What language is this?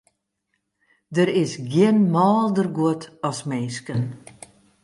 Western Frisian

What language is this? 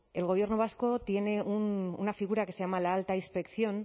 Spanish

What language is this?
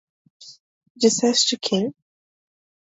Portuguese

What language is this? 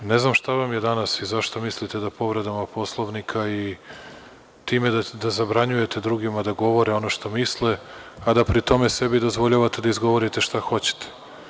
Serbian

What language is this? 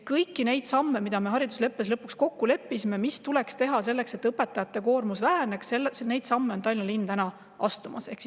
Estonian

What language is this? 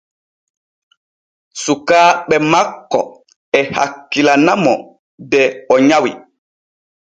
Borgu Fulfulde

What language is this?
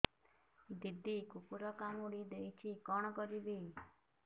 Odia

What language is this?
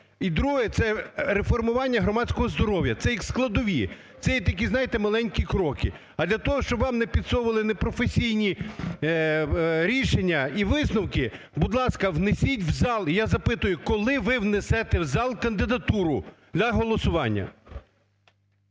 Ukrainian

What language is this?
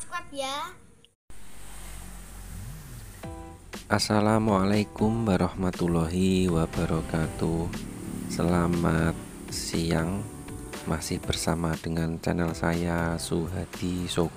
Indonesian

